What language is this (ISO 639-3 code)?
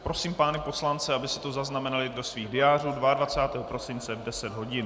ces